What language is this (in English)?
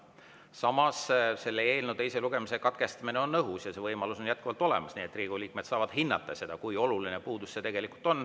Estonian